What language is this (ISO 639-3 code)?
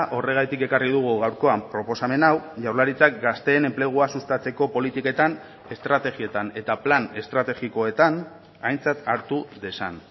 eus